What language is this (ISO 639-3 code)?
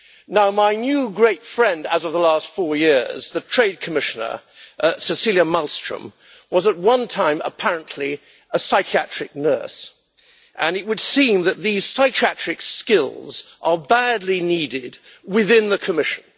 eng